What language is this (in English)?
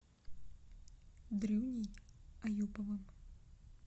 Russian